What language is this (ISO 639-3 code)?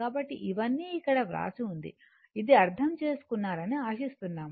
tel